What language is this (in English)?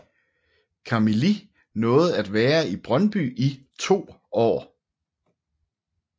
Danish